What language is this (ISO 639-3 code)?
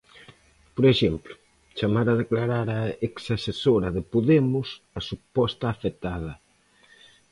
glg